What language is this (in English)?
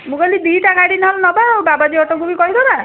Odia